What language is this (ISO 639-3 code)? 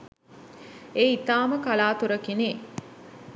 sin